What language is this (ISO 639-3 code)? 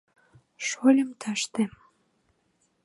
chm